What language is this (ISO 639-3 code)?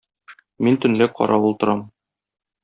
tat